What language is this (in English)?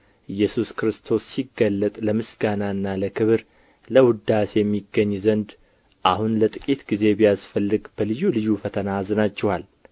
Amharic